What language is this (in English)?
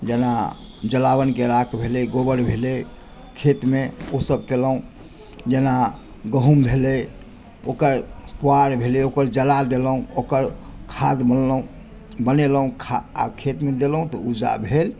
Maithili